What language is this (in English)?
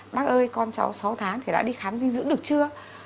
Vietnamese